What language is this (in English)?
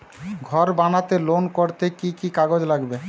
Bangla